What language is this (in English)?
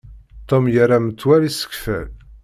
Kabyle